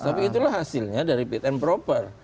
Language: Indonesian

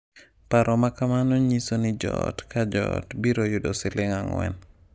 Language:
Luo (Kenya and Tanzania)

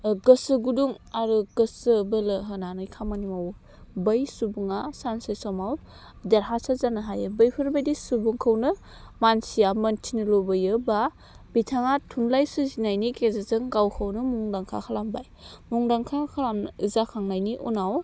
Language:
Bodo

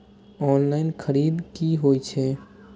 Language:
Maithili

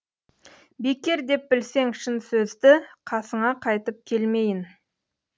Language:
Kazakh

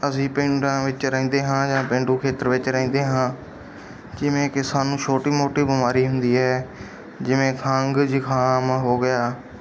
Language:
Punjabi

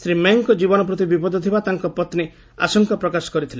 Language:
Odia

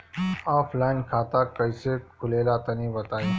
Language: Bhojpuri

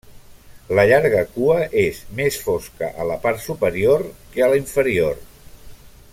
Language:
Catalan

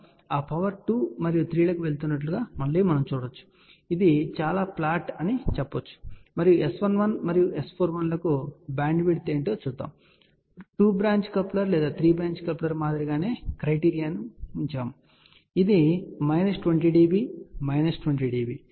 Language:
Telugu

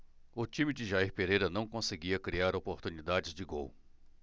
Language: Portuguese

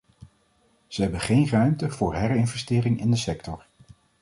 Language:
Dutch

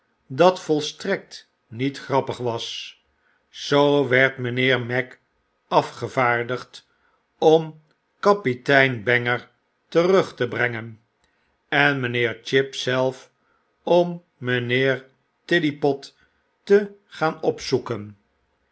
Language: Dutch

